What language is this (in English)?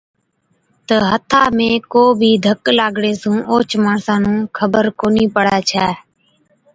Od